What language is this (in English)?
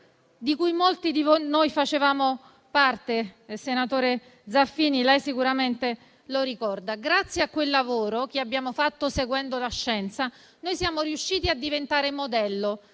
Italian